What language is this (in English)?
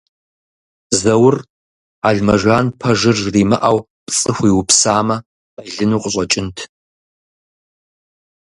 Kabardian